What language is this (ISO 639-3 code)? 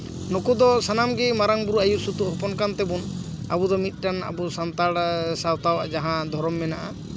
sat